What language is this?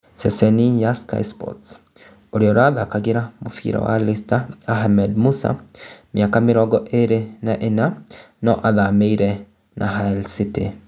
Kikuyu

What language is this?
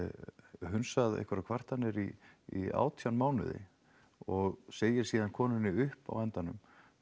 Icelandic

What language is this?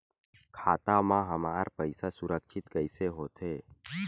Chhattisgarhi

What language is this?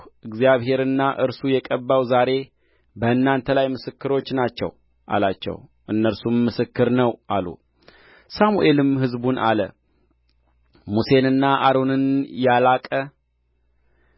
Amharic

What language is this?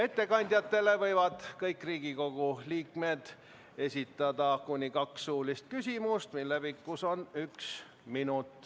Estonian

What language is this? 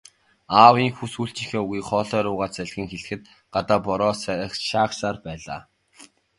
Mongolian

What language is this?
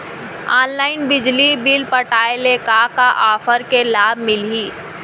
Chhattisgarhi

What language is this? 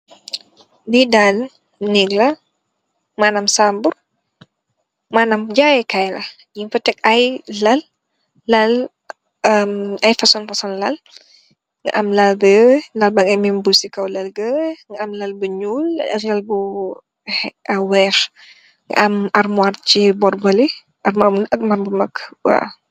Wolof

